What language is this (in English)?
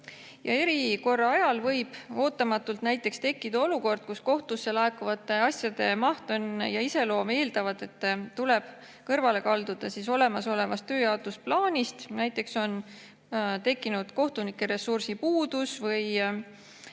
Estonian